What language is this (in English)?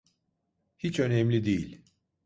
Turkish